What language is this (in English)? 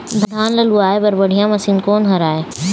Chhattisgarhi